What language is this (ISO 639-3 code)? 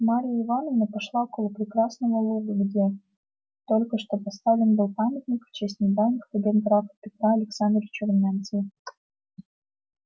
rus